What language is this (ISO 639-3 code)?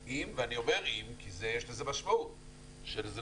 heb